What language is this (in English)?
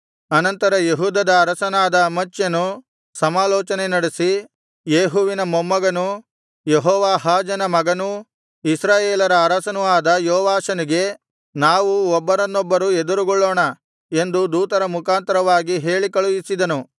Kannada